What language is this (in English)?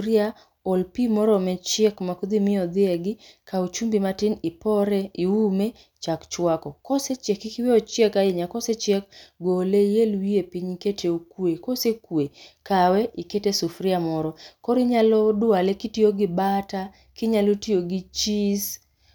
Luo (Kenya and Tanzania)